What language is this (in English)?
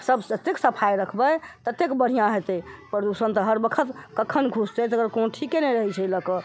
Maithili